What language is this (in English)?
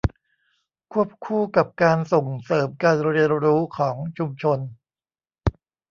Thai